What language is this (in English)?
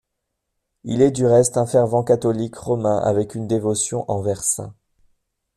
French